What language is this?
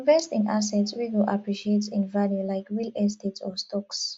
Nigerian Pidgin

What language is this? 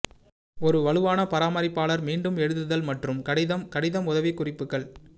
Tamil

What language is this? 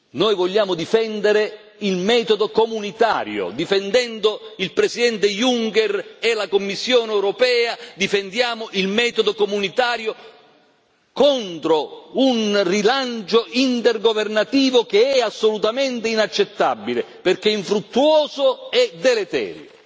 Italian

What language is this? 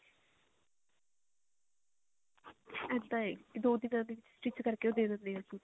Punjabi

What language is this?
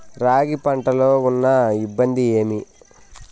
Telugu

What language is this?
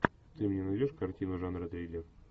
Russian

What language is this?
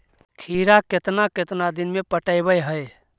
Magahi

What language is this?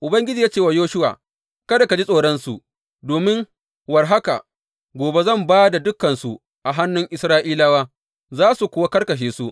Hausa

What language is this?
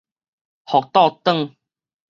Min Nan Chinese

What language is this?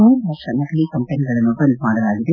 Kannada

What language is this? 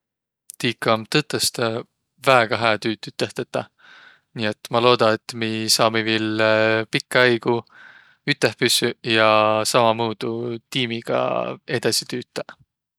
Võro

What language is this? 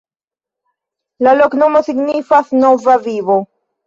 Esperanto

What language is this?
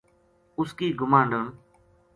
Gujari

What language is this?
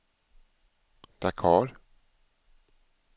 Swedish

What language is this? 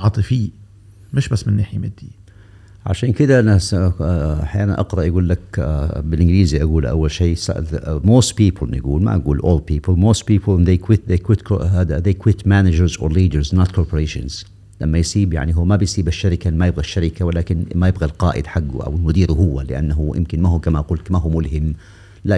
Arabic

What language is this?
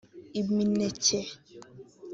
Kinyarwanda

